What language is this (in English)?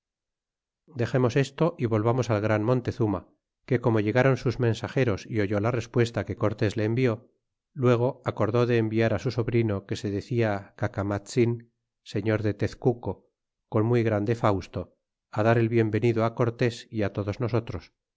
Spanish